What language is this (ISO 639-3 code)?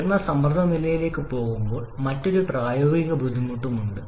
mal